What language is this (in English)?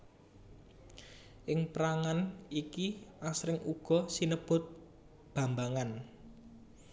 Javanese